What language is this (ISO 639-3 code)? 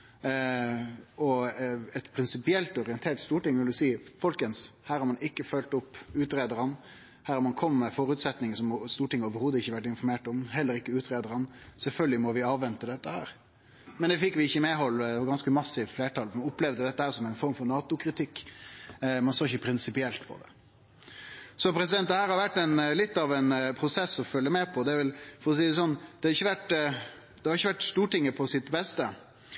nno